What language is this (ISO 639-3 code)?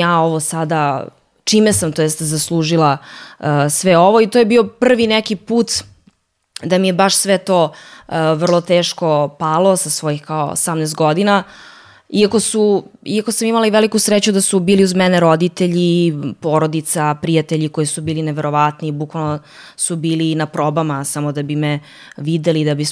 hrv